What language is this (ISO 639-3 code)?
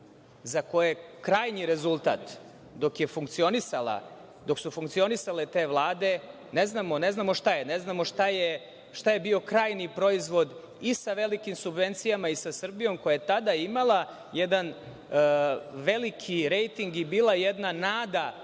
srp